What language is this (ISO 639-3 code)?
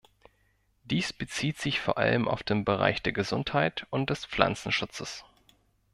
deu